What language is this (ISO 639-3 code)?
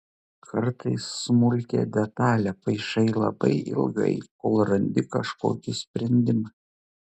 lit